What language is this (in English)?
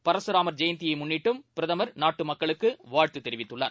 Tamil